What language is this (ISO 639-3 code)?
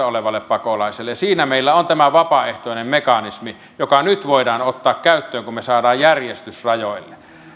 fin